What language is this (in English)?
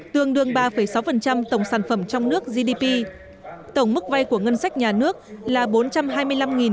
Vietnamese